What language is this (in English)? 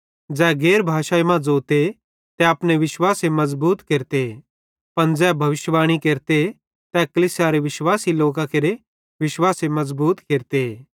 Bhadrawahi